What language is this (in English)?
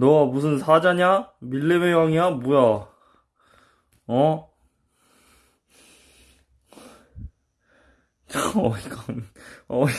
Korean